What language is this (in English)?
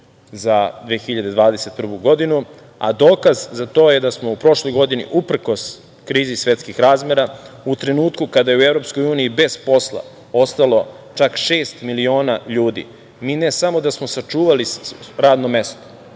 Serbian